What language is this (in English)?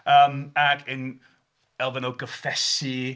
Welsh